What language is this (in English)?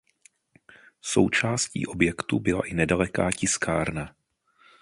Czech